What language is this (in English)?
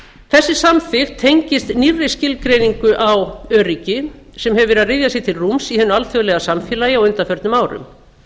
Icelandic